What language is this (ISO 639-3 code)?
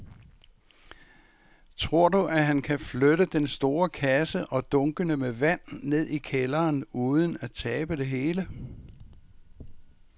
dan